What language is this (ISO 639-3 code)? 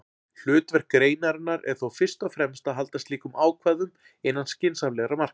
isl